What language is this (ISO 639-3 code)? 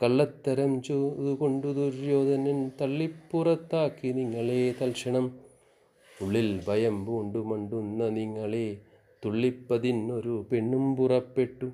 mal